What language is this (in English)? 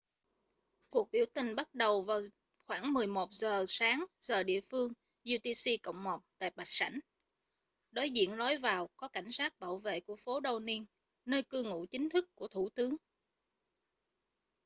Vietnamese